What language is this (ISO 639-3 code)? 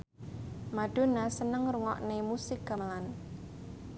jav